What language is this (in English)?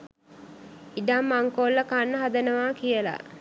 Sinhala